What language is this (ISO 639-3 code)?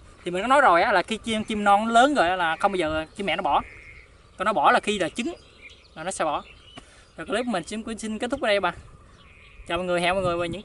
vie